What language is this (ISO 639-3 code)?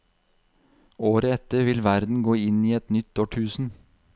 nor